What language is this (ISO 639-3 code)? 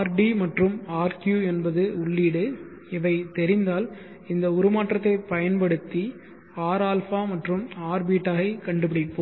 tam